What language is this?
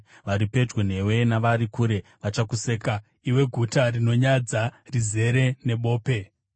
Shona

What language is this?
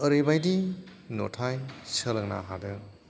Bodo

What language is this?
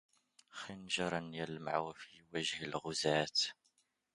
Arabic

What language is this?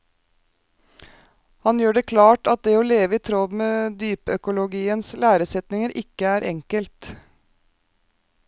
Norwegian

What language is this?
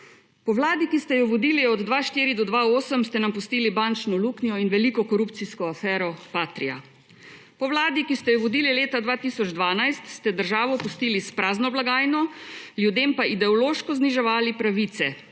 Slovenian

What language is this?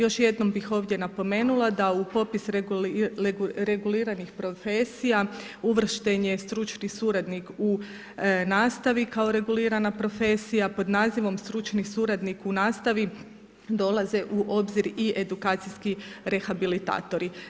Croatian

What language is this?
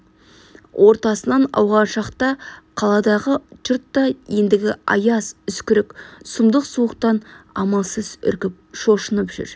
Kazakh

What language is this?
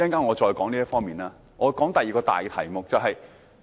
Cantonese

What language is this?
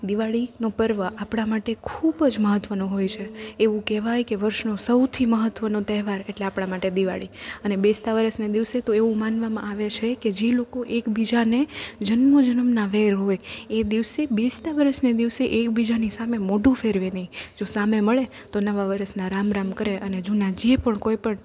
Gujarati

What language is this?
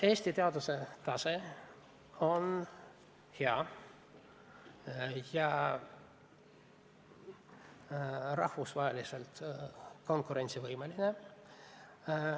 Estonian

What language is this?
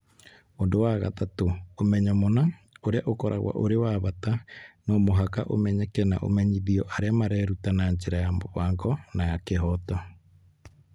Kikuyu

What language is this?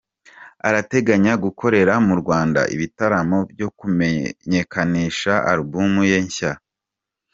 Kinyarwanda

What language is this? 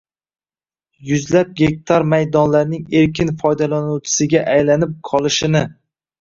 Uzbek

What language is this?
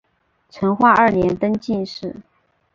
Chinese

